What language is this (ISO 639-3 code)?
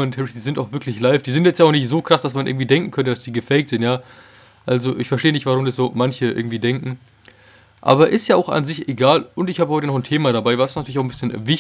deu